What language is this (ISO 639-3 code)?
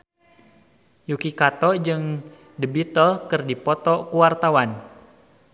sun